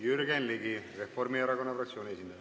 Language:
Estonian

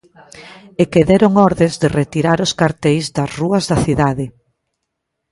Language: Galician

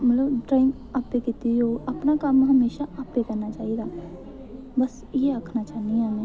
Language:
Dogri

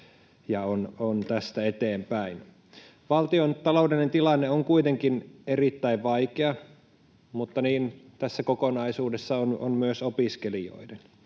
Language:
Finnish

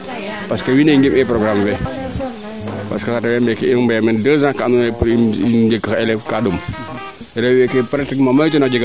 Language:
Serer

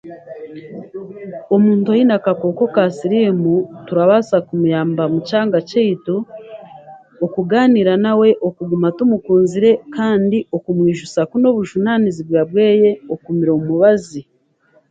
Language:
Chiga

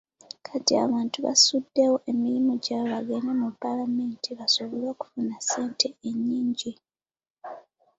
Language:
Ganda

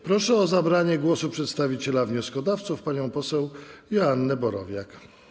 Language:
Polish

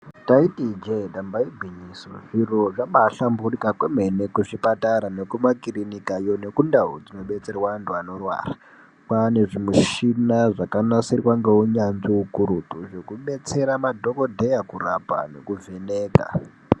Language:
Ndau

